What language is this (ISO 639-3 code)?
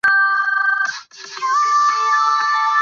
zho